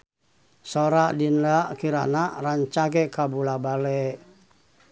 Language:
Sundanese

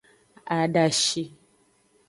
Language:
Aja (Benin)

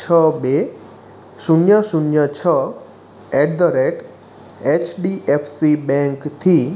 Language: Gujarati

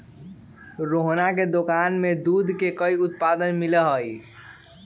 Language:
Magahi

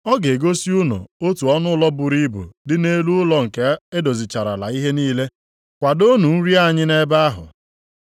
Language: Igbo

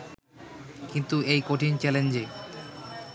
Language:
Bangla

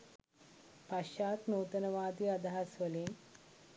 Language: Sinhala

